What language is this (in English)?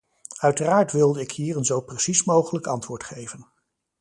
Dutch